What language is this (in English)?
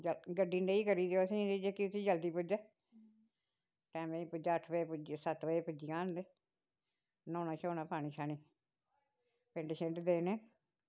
Dogri